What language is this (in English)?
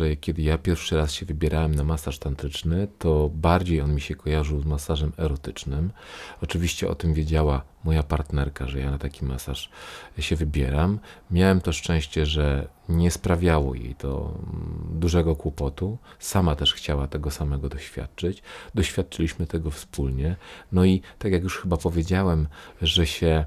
Polish